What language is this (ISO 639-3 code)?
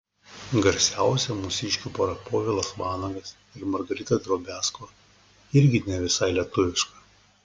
lit